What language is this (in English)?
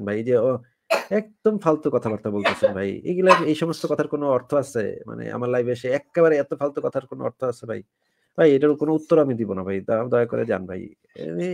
Bangla